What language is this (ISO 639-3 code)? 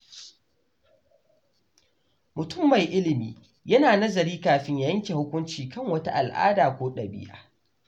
hau